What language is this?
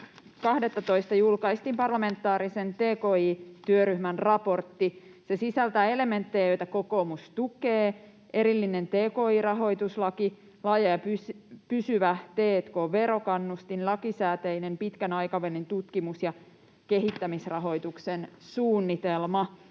Finnish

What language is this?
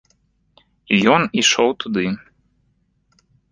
Belarusian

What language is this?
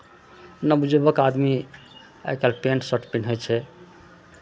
Maithili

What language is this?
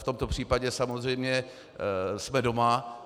Czech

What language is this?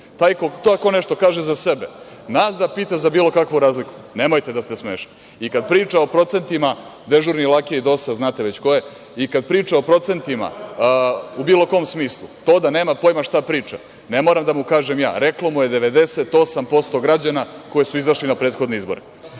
Serbian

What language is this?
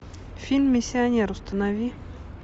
Russian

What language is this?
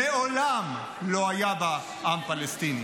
Hebrew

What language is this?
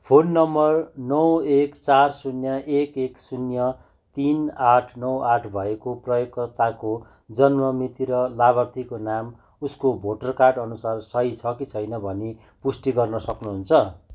Nepali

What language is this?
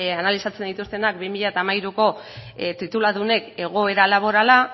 Basque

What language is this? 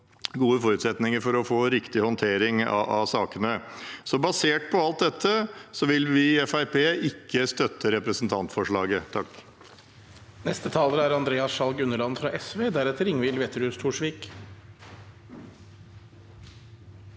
Norwegian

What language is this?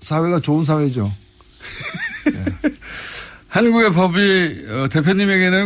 Korean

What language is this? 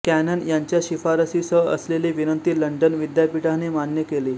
Marathi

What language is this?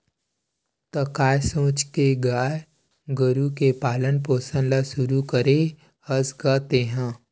Chhattisgarhi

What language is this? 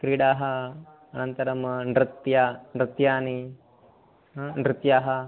Sanskrit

